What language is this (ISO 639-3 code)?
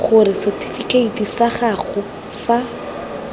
tsn